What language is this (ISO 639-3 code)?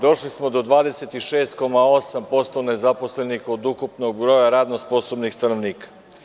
srp